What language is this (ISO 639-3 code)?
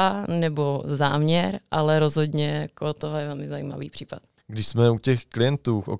ces